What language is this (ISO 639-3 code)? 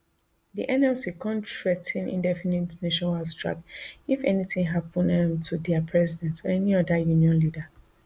pcm